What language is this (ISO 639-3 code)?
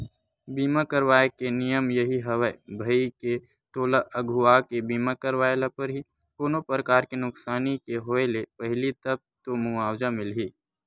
hne